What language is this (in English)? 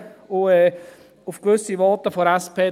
Swiss German